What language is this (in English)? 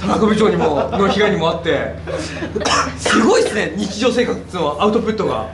Japanese